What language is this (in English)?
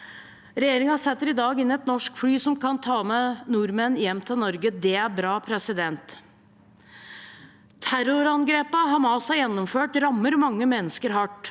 Norwegian